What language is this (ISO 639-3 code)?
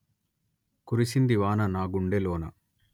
tel